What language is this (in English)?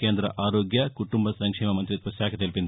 Telugu